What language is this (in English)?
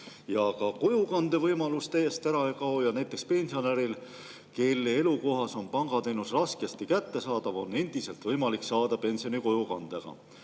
Estonian